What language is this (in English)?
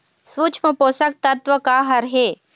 Chhattisgarhi